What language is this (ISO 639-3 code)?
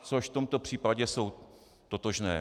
ces